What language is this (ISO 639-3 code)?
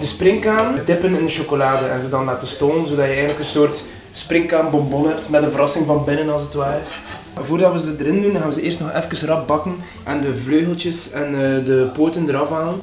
nld